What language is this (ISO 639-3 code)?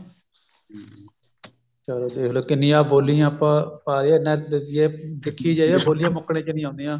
pan